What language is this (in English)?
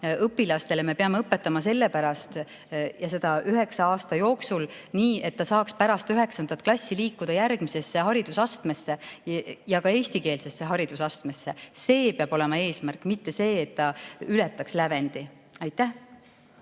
Estonian